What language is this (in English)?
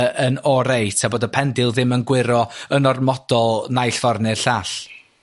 Welsh